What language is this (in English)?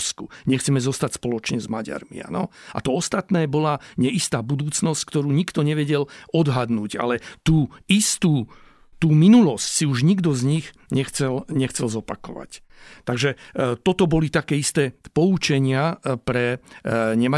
Slovak